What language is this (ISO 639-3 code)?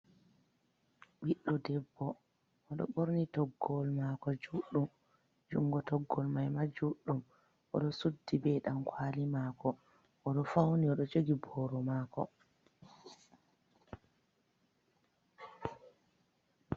ful